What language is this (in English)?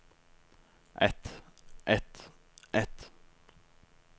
Norwegian